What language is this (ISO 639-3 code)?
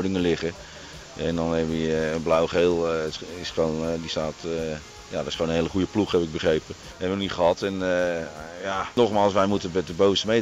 nld